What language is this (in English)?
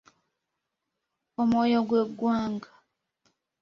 Ganda